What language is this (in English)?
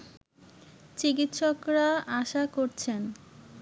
Bangla